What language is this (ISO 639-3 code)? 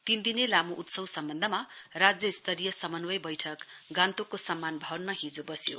nep